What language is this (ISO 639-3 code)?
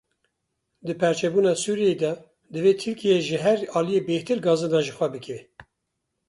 kur